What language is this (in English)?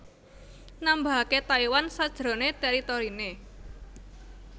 Javanese